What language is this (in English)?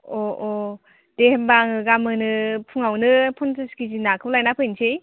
Bodo